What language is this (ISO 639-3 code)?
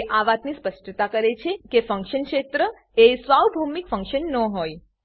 guj